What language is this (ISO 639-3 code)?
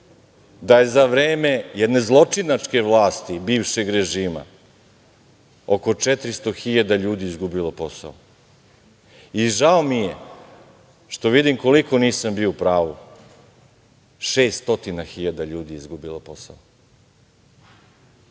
srp